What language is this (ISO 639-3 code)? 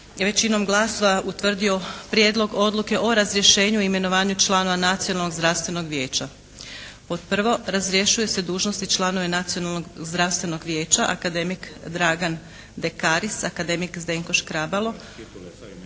hrv